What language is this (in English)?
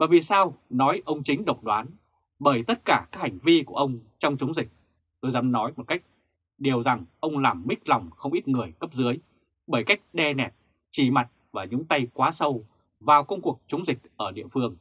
Vietnamese